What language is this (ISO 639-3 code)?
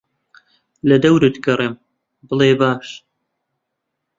ckb